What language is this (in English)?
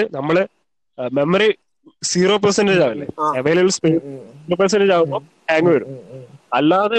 Malayalam